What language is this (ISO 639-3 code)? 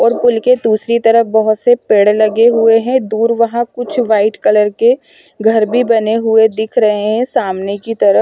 hin